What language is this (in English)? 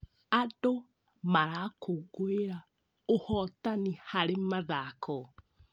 Kikuyu